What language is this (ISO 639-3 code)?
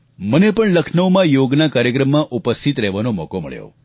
guj